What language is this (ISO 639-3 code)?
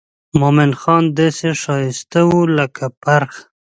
pus